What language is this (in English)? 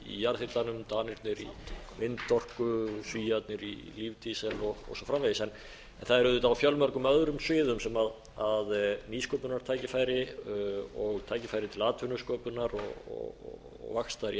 Icelandic